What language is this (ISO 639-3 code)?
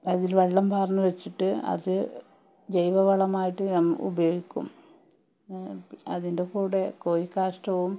mal